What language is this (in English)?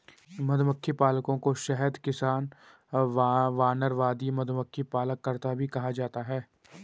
Hindi